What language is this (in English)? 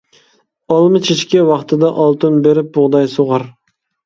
Uyghur